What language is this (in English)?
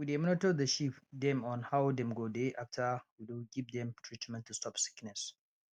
Nigerian Pidgin